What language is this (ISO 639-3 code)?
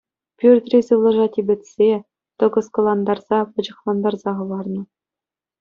chv